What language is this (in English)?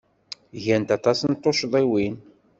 Kabyle